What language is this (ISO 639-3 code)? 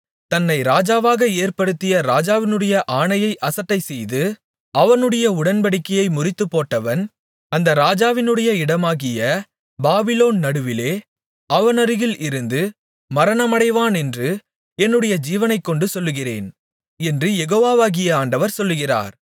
tam